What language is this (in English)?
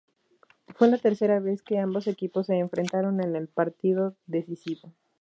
Spanish